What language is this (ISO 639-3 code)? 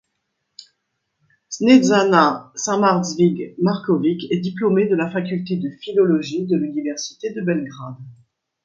fra